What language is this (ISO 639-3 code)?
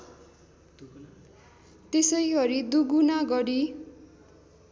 nep